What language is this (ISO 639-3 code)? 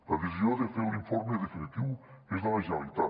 cat